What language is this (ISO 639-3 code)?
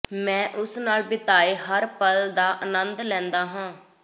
pan